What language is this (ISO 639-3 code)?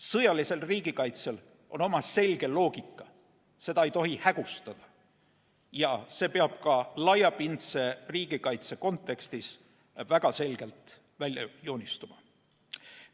est